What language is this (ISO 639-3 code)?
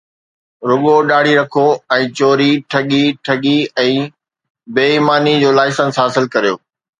snd